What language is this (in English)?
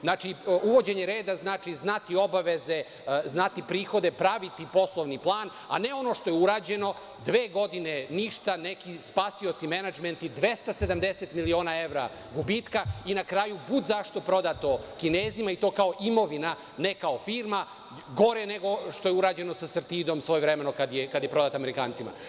Serbian